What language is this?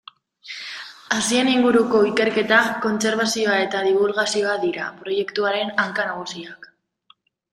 Basque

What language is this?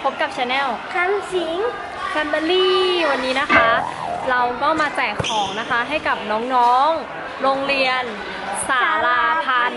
Thai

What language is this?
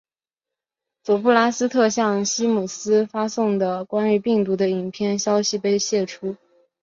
Chinese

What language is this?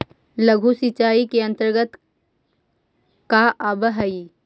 Magahi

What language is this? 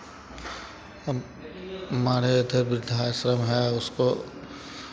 Hindi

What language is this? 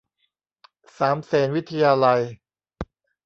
Thai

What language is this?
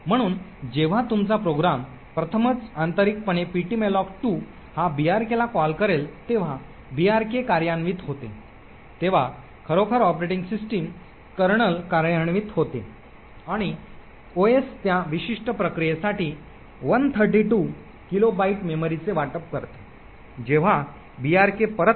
Marathi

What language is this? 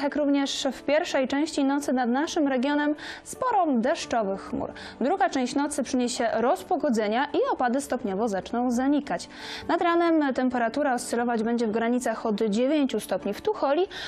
Polish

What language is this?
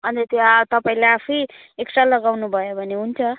Nepali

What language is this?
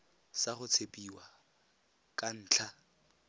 Tswana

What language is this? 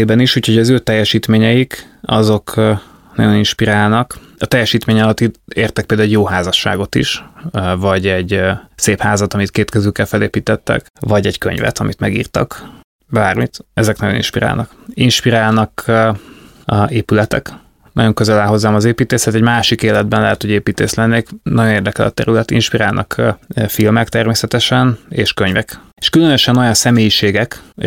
Hungarian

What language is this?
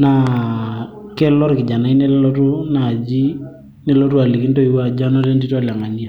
Masai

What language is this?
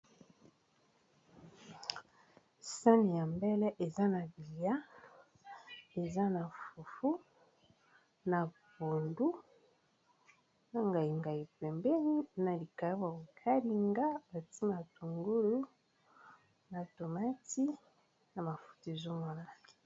Lingala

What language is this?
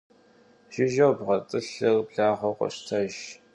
Kabardian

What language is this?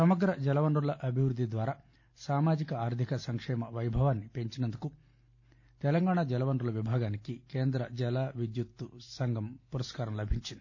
Telugu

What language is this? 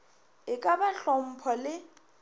Northern Sotho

